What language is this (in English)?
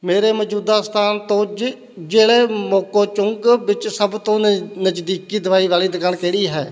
Punjabi